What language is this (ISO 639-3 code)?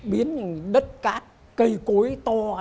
vie